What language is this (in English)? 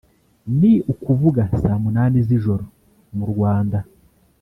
Kinyarwanda